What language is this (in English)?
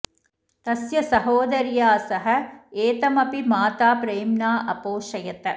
Sanskrit